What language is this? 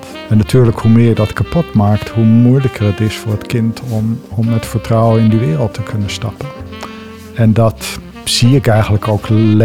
Dutch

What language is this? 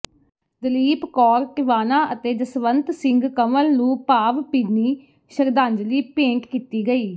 Punjabi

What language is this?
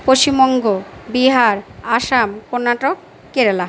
Bangla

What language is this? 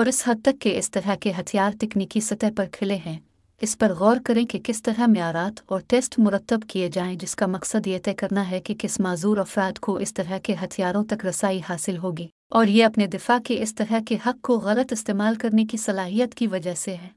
Urdu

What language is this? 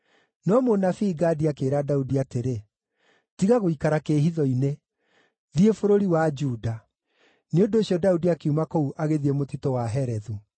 Kikuyu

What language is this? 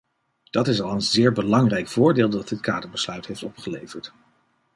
Dutch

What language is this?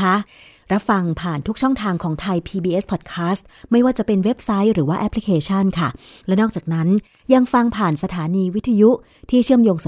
Thai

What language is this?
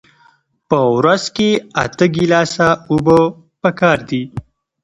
Pashto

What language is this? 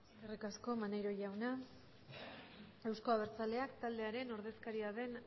Basque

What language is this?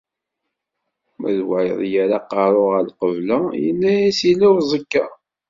Kabyle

